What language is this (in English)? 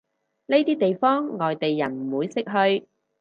Cantonese